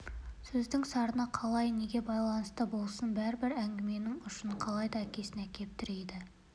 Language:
Kazakh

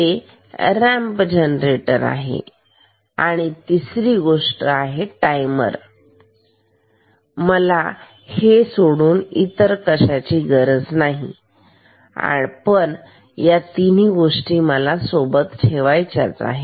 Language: Marathi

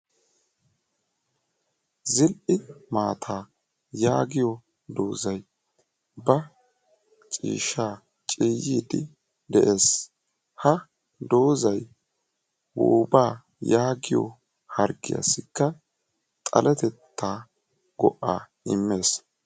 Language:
Wolaytta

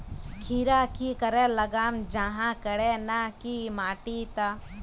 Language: Magahi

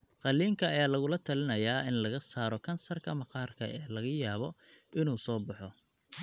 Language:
Somali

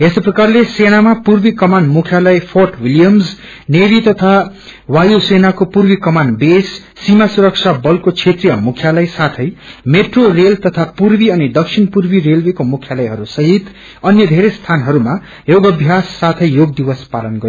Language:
Nepali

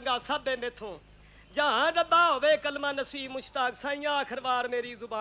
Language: Arabic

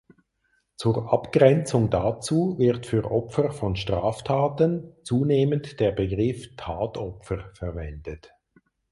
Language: German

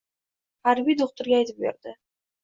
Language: Uzbek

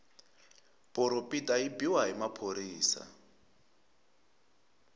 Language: Tsonga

